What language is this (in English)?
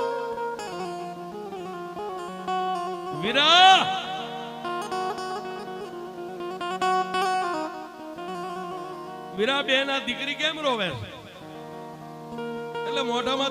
Gujarati